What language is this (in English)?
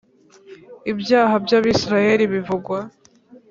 Kinyarwanda